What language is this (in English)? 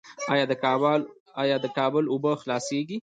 Pashto